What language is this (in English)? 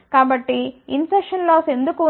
Telugu